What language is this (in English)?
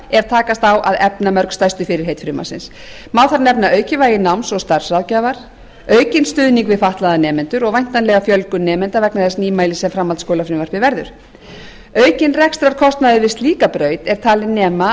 Icelandic